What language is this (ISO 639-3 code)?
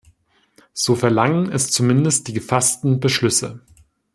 deu